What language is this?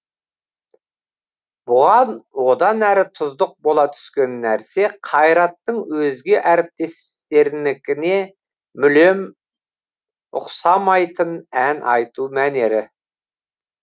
Kazakh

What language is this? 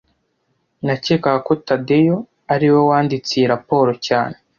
Kinyarwanda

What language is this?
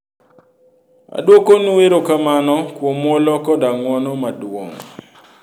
Luo (Kenya and Tanzania)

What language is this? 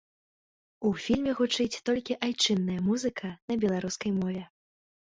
Belarusian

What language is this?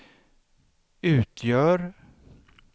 Swedish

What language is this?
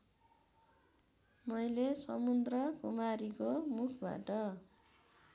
Nepali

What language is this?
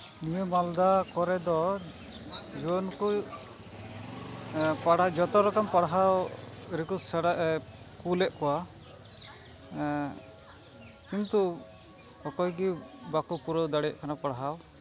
Santali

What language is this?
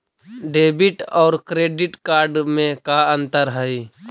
Magahi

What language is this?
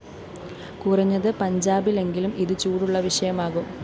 Malayalam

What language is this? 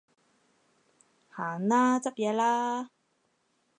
Cantonese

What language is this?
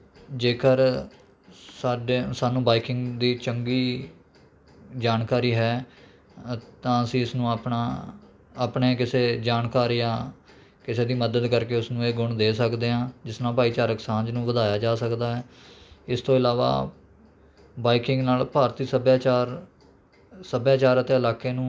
Punjabi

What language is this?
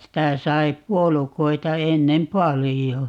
Finnish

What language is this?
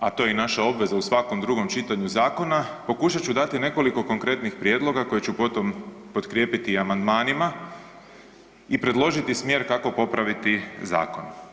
Croatian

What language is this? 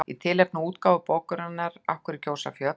Icelandic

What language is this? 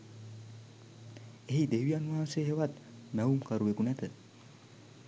Sinhala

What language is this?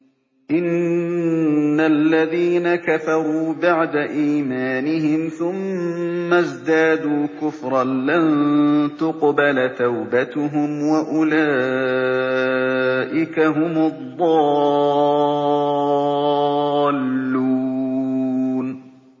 Arabic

